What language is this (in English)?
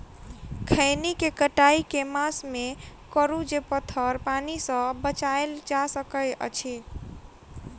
Maithili